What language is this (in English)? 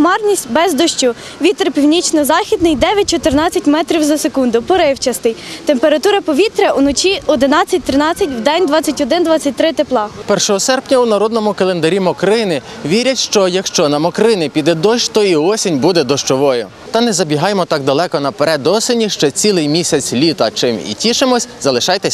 Ukrainian